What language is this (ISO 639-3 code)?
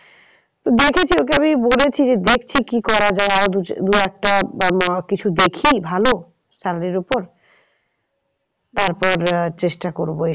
ben